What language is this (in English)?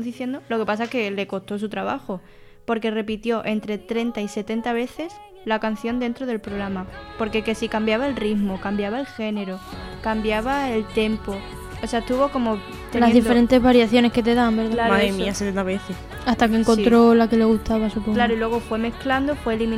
Spanish